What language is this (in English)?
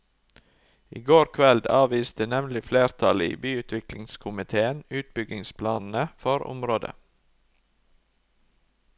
Norwegian